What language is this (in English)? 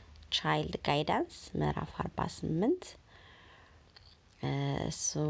Amharic